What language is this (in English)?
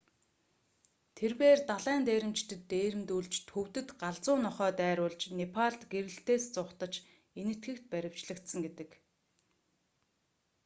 Mongolian